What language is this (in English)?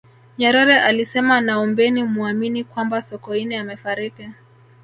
Swahili